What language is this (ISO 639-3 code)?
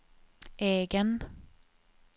swe